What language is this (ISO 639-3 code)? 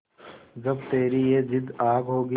hin